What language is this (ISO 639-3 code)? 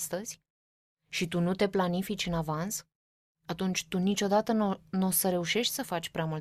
ron